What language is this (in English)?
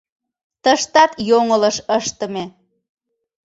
Mari